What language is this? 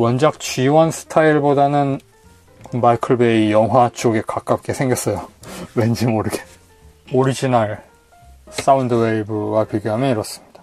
Korean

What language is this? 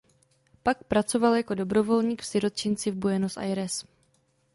Czech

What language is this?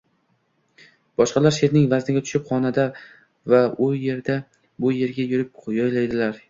Uzbek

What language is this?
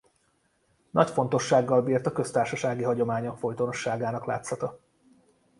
Hungarian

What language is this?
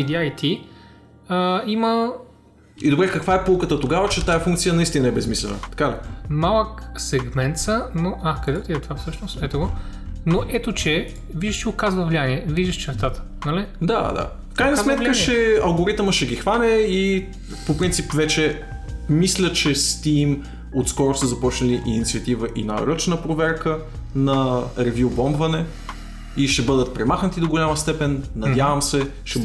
Bulgarian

